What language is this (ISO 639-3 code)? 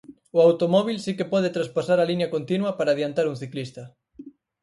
glg